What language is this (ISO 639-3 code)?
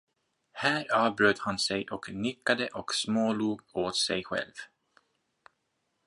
swe